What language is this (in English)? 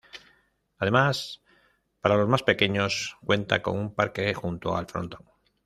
Spanish